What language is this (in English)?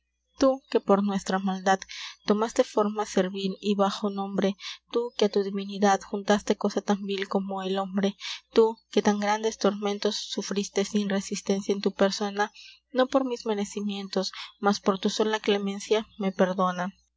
Spanish